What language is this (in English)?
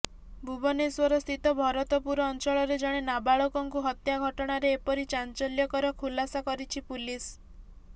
Odia